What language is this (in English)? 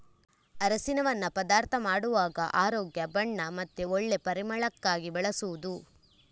Kannada